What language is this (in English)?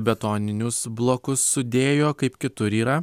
Lithuanian